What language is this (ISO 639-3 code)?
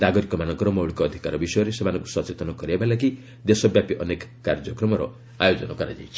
ori